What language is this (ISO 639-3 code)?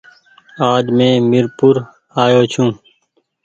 gig